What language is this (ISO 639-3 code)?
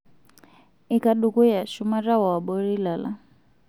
mas